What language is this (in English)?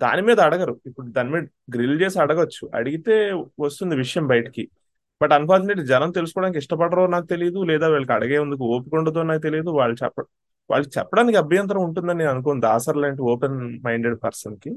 Telugu